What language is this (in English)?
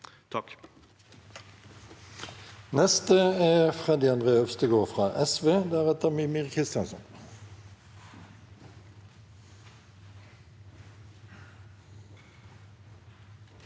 Norwegian